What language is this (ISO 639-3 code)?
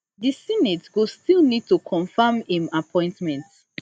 pcm